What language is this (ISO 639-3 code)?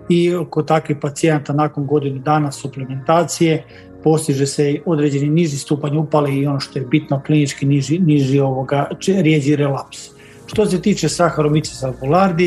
hrv